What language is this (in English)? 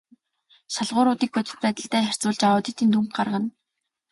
Mongolian